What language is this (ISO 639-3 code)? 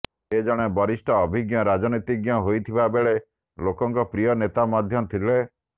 ori